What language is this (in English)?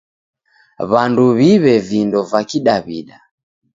Taita